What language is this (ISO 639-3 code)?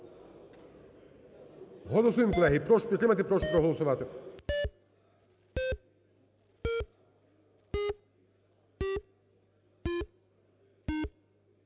ukr